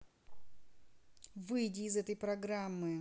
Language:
Russian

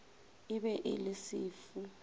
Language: Northern Sotho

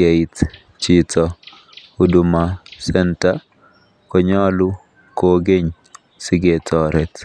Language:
Kalenjin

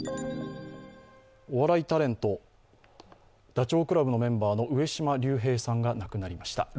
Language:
Japanese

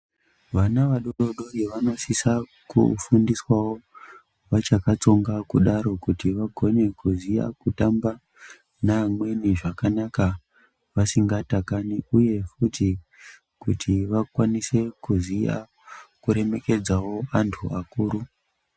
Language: Ndau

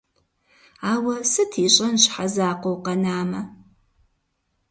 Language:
Kabardian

